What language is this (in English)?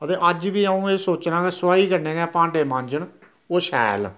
Dogri